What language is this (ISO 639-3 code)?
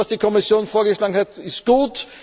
deu